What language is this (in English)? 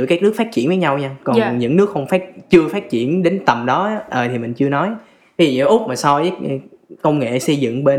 Vietnamese